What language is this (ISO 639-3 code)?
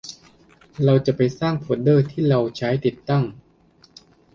tha